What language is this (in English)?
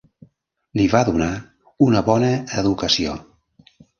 Catalan